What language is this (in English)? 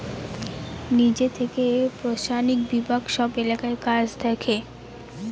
Bangla